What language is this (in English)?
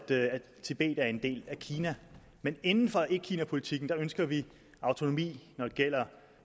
Danish